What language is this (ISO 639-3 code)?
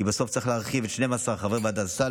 heb